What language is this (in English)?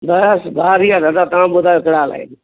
Sindhi